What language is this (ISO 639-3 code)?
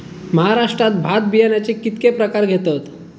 mar